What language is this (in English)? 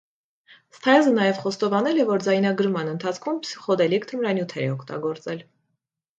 Armenian